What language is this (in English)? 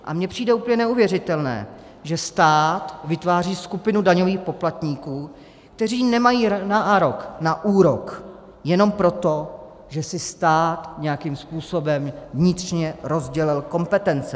Czech